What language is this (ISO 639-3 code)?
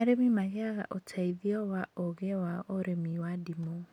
kik